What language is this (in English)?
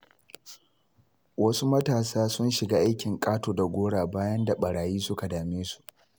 Hausa